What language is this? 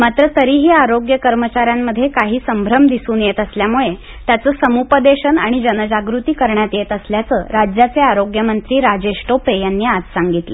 Marathi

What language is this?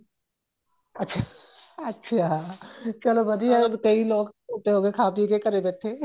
Punjabi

